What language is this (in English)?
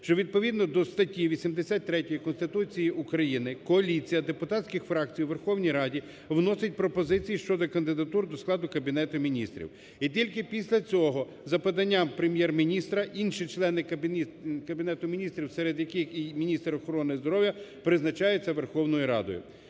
Ukrainian